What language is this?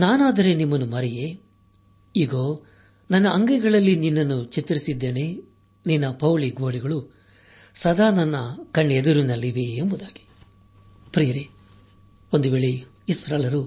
Kannada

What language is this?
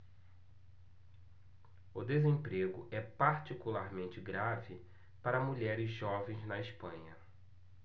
Portuguese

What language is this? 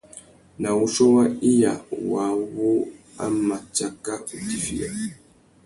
Tuki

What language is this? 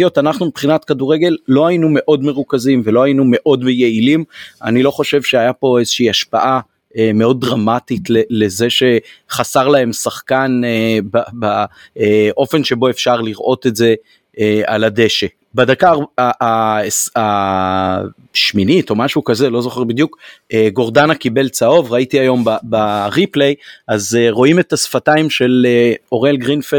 Hebrew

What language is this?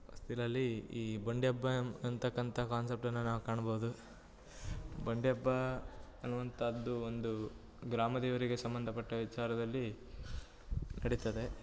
Kannada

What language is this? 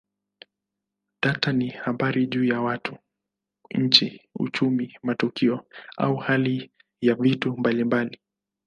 Swahili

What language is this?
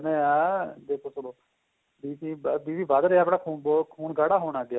Punjabi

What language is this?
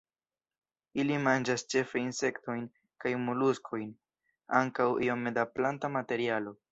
Esperanto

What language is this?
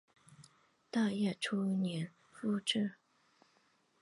Chinese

